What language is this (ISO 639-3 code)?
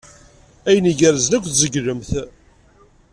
kab